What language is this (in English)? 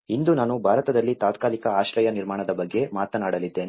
Kannada